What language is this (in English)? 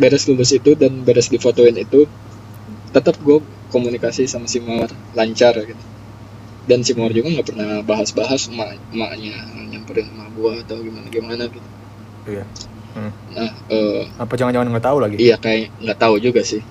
Indonesian